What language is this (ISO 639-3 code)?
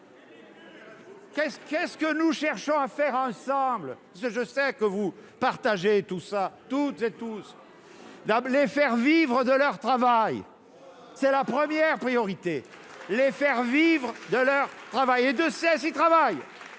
fra